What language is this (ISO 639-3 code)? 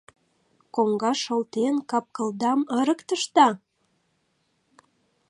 chm